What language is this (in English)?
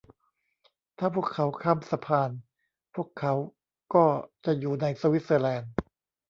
Thai